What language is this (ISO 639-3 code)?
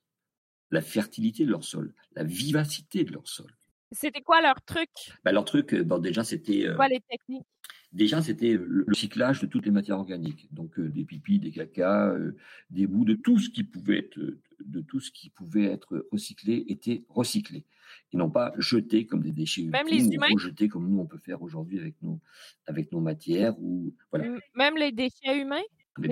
fra